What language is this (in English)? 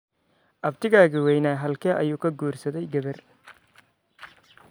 Somali